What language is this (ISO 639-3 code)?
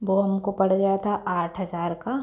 hin